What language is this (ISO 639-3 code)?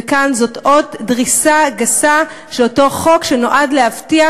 heb